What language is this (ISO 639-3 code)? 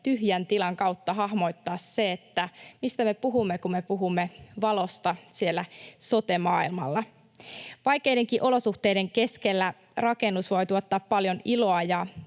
fin